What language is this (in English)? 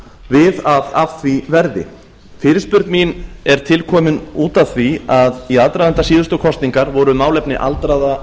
Icelandic